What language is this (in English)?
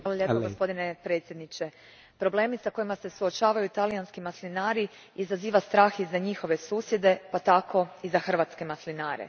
Croatian